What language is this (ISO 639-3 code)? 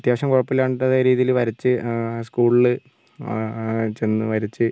mal